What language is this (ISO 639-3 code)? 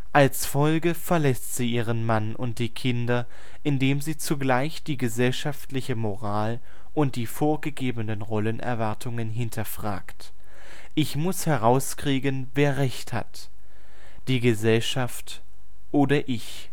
deu